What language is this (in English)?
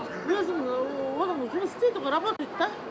Kazakh